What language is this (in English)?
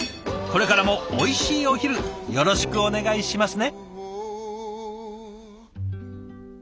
Japanese